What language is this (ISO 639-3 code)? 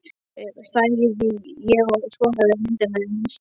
isl